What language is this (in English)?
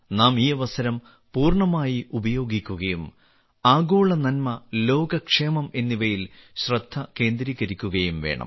Malayalam